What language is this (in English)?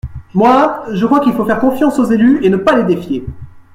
French